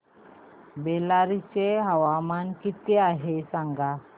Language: Marathi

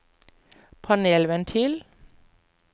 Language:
Norwegian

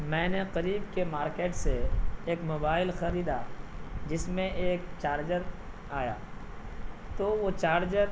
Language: Urdu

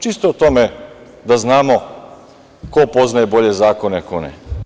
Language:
Serbian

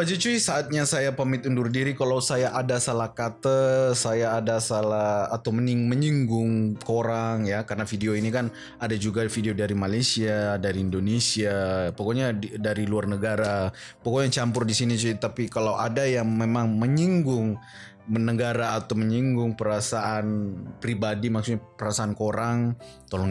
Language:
Indonesian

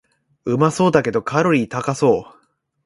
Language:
Japanese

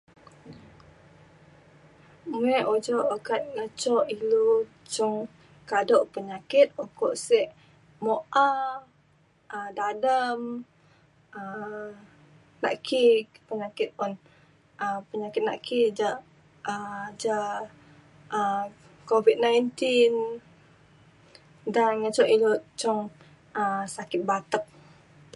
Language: Mainstream Kenyah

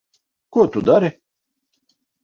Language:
Latvian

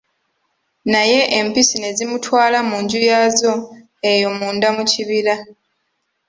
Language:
Ganda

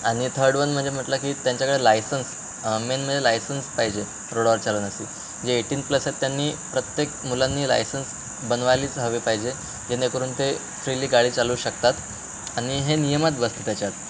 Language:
Marathi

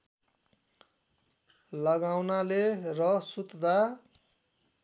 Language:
Nepali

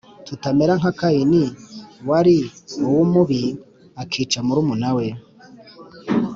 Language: Kinyarwanda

